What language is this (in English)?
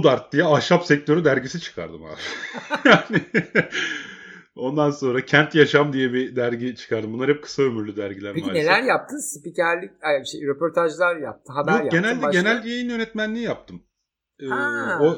Turkish